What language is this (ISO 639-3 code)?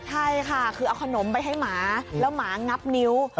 tha